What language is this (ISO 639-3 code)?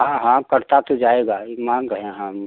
hin